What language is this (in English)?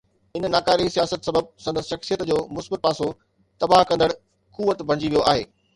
Sindhi